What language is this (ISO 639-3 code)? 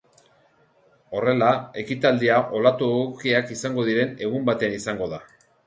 eus